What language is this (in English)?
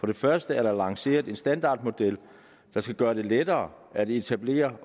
Danish